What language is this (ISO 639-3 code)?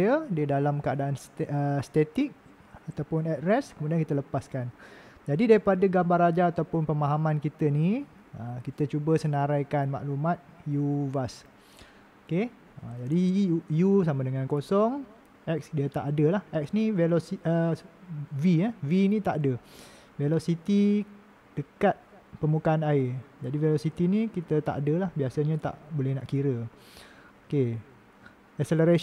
msa